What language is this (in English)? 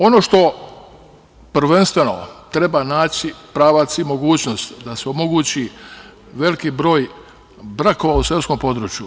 Serbian